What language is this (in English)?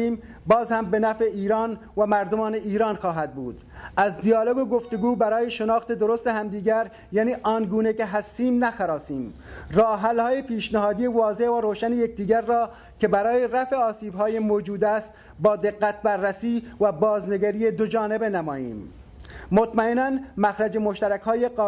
Persian